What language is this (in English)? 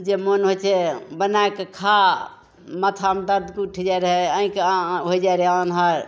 Maithili